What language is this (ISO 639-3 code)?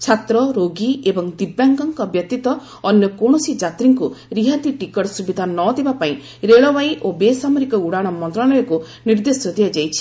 ori